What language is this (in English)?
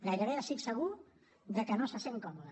Catalan